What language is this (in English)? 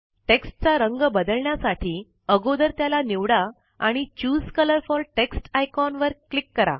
Marathi